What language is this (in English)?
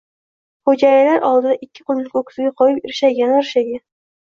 Uzbek